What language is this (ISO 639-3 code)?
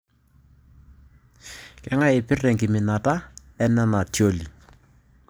mas